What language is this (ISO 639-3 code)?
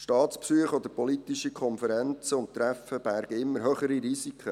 gsw